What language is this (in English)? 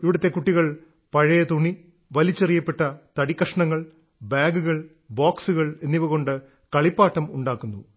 Malayalam